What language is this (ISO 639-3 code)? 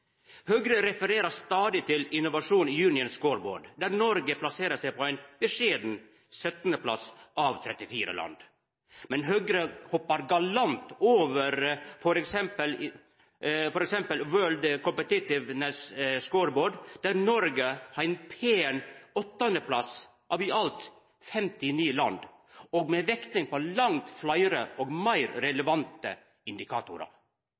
nno